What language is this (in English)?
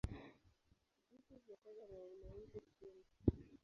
Swahili